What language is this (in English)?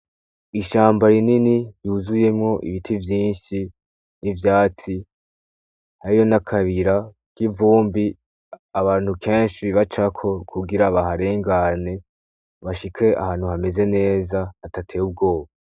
Rundi